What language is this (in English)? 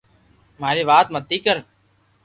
Loarki